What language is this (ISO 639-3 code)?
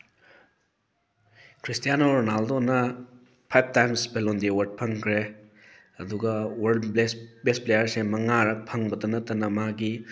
mni